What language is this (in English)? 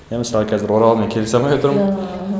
Kazakh